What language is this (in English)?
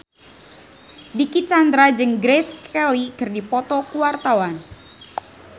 Sundanese